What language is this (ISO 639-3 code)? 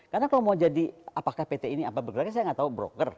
ind